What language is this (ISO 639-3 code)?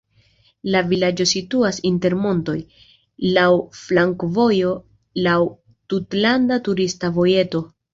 epo